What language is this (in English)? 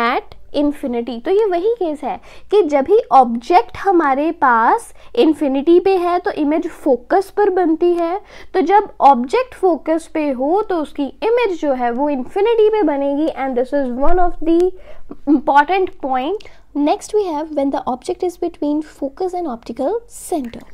Hindi